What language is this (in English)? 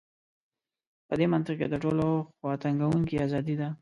Pashto